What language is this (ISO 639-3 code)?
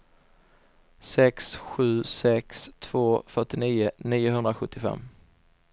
swe